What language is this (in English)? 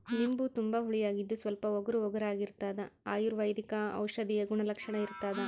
Kannada